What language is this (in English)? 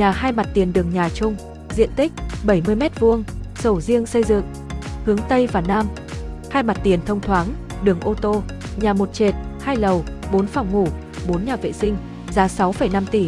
Vietnamese